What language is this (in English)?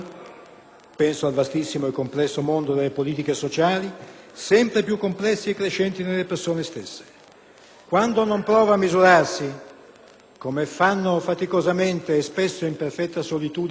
Italian